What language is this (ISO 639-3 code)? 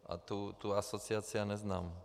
ces